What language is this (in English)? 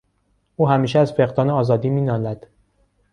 Persian